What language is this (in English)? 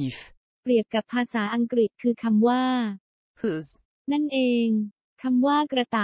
Thai